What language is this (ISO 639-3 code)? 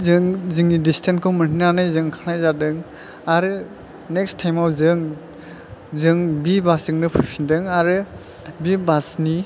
brx